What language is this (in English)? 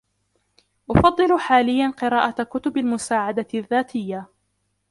Arabic